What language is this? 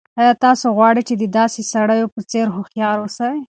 Pashto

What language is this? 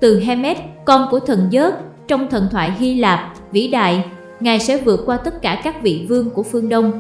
Vietnamese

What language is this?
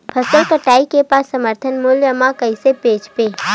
Chhattisgarhi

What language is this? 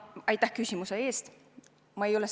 Estonian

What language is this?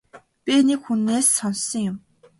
Mongolian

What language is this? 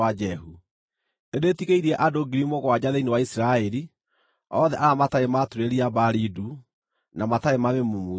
Kikuyu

